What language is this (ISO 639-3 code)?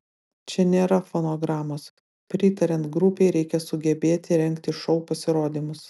lit